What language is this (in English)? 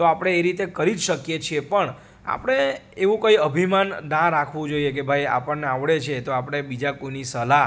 Gujarati